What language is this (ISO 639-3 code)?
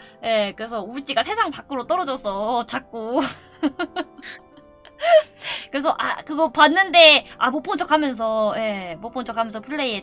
kor